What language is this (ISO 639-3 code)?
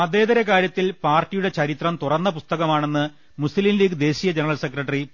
mal